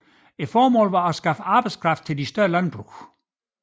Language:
Danish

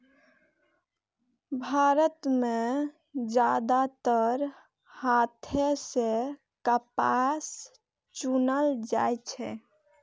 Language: Maithili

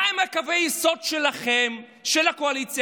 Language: Hebrew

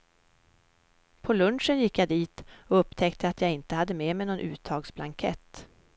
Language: Swedish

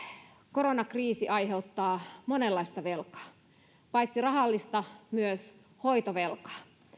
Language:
Finnish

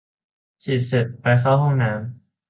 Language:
Thai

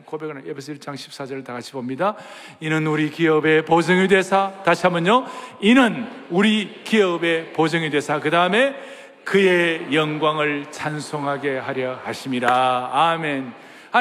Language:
Korean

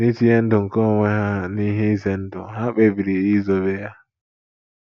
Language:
Igbo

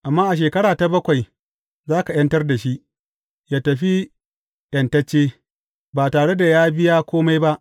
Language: Hausa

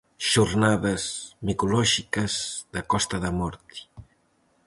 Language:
Galician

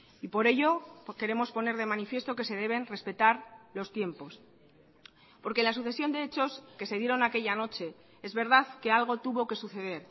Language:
Spanish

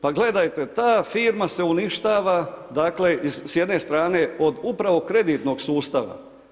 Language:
Croatian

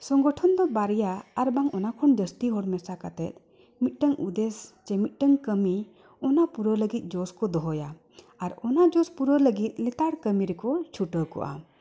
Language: Santali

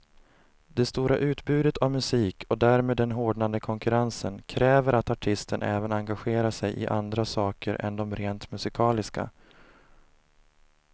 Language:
Swedish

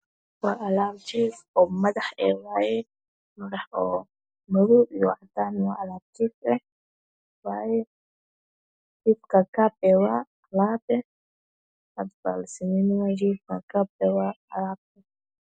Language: Somali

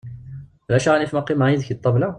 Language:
Kabyle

